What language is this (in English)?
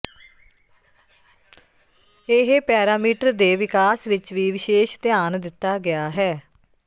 Punjabi